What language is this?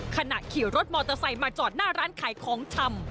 Thai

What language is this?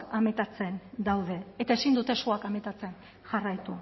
Basque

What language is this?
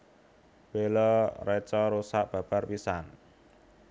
Javanese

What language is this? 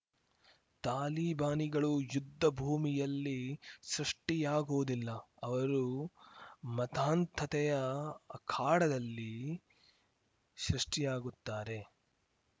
Kannada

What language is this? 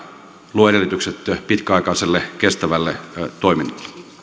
Finnish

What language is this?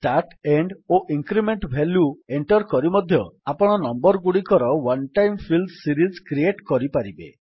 Odia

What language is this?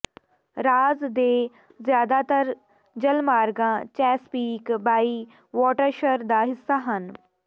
Punjabi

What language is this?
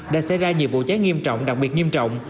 Vietnamese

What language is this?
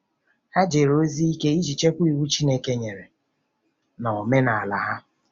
Igbo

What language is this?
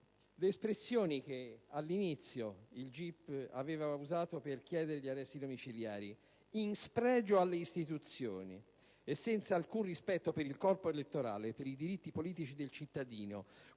Italian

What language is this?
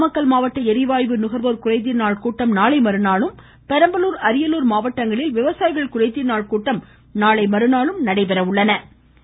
Tamil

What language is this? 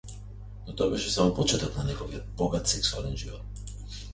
Macedonian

